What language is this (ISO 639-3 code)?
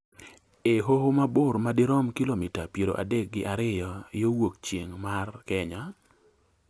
luo